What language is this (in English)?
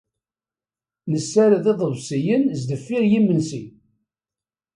Kabyle